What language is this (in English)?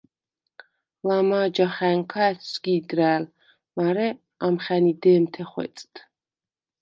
Svan